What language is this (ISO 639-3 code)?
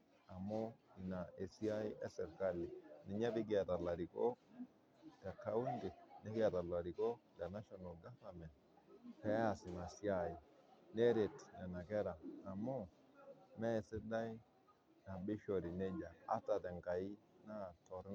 mas